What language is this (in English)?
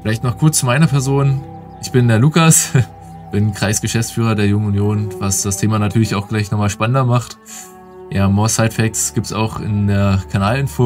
German